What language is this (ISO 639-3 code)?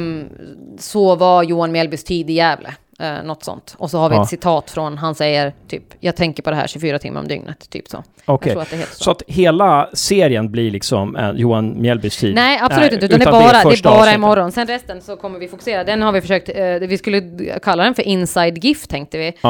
swe